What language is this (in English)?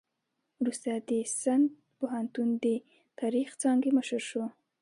Pashto